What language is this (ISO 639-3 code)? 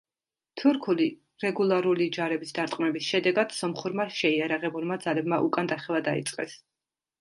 kat